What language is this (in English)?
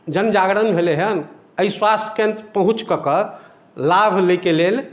Maithili